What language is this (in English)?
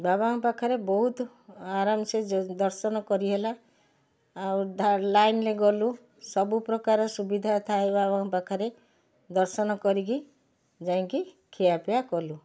Odia